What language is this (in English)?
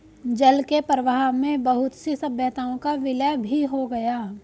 Hindi